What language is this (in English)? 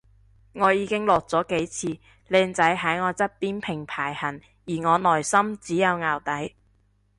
Cantonese